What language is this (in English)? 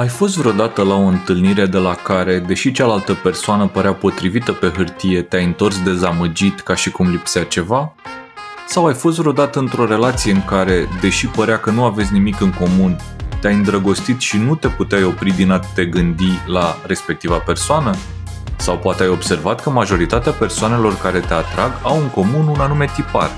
Romanian